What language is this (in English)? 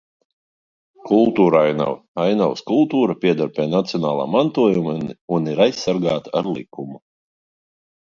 Latvian